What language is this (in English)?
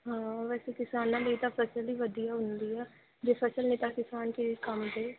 Punjabi